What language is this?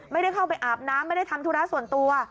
Thai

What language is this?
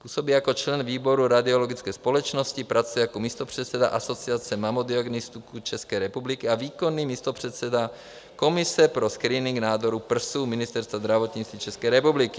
Czech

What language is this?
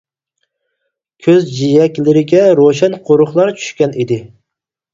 Uyghur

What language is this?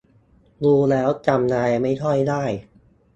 Thai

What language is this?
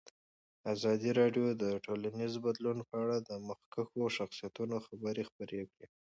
Pashto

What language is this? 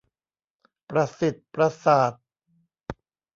Thai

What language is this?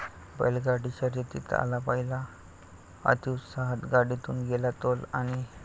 Marathi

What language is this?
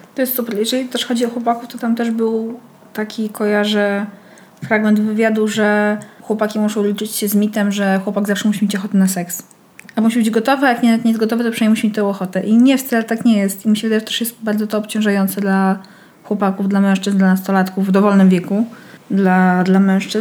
Polish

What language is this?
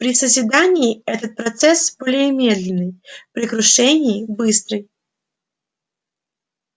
Russian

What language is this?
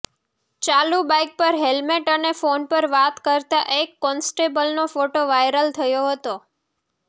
Gujarati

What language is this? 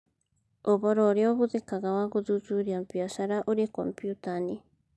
Kikuyu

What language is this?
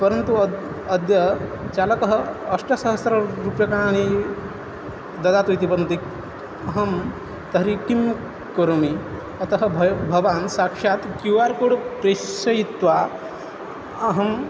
Sanskrit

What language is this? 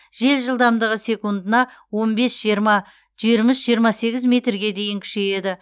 Kazakh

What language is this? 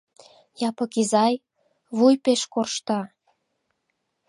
Mari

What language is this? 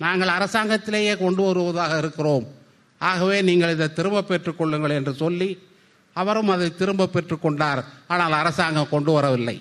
Tamil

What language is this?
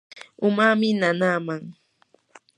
Yanahuanca Pasco Quechua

